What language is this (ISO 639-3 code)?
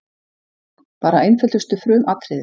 isl